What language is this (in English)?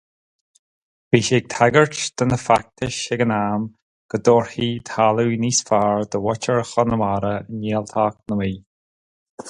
Irish